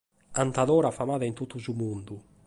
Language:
Sardinian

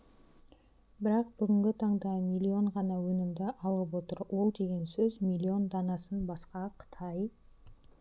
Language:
Kazakh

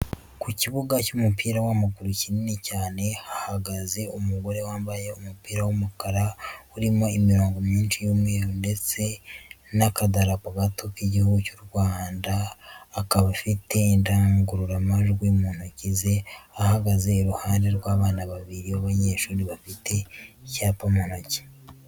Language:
Kinyarwanda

